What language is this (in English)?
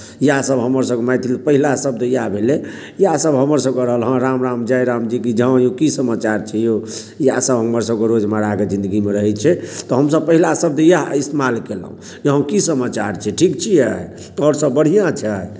Maithili